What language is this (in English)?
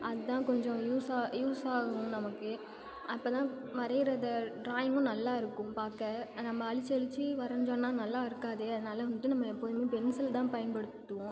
Tamil